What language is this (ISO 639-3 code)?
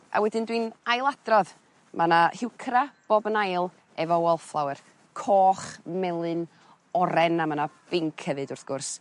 cym